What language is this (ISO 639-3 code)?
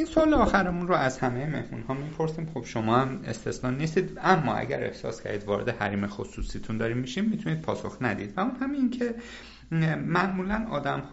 fas